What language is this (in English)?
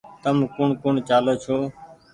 Goaria